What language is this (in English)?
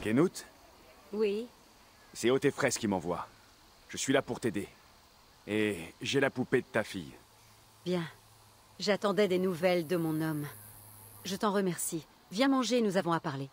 French